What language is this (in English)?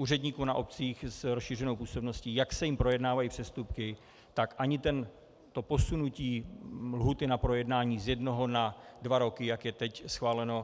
Czech